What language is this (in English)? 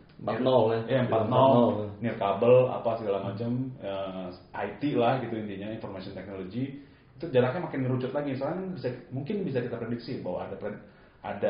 Indonesian